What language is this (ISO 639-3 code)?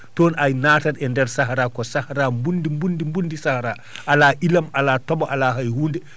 ful